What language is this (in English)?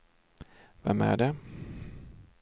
Swedish